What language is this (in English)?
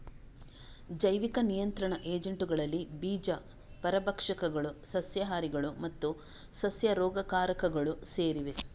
Kannada